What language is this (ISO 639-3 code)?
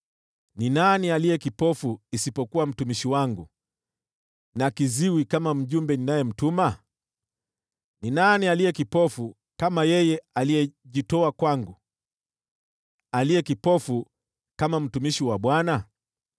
swa